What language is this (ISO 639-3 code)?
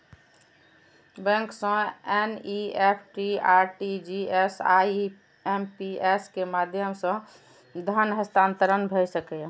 mai